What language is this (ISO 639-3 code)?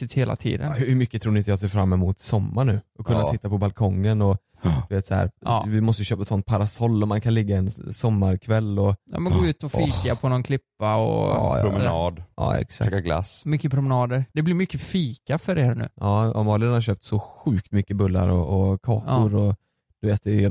swe